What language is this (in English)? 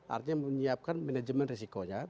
Indonesian